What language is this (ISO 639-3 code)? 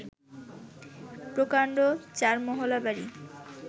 ben